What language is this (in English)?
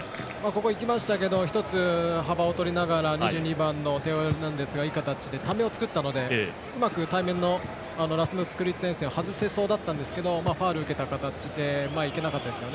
Japanese